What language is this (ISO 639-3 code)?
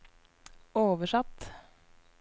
nor